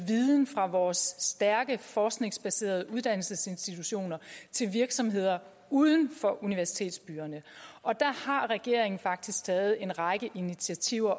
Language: Danish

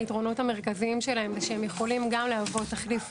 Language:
Hebrew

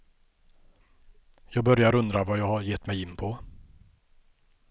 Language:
Swedish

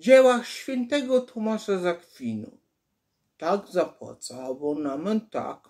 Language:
Polish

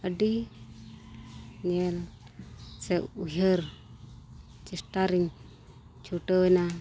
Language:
Santali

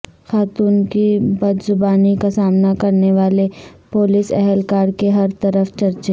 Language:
Urdu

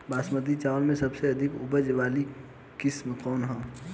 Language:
Bhojpuri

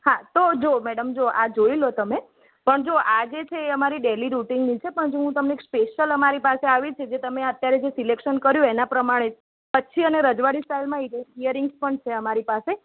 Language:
Gujarati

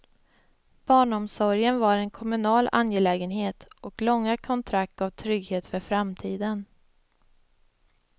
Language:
Swedish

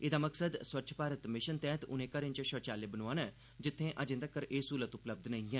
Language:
Dogri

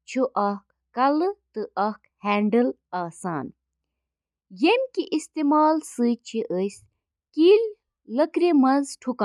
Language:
Kashmiri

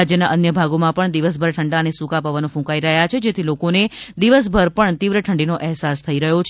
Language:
Gujarati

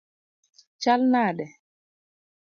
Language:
Luo (Kenya and Tanzania)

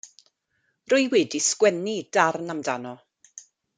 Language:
Welsh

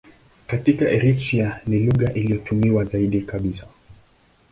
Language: Swahili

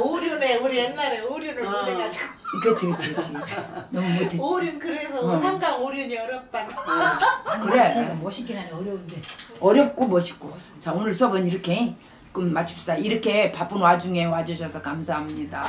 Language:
Korean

